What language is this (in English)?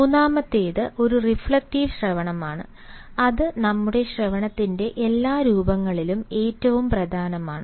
Malayalam